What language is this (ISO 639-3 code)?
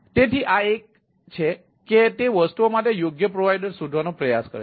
guj